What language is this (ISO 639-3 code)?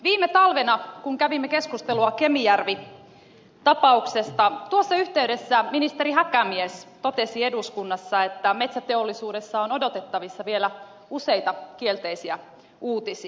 fin